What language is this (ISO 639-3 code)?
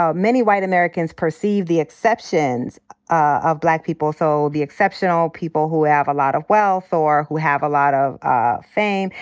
eng